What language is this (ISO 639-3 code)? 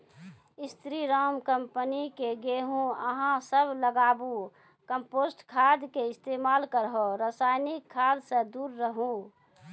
mai